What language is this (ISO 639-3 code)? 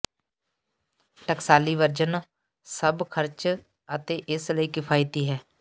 pan